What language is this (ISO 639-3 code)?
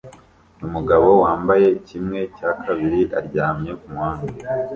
kin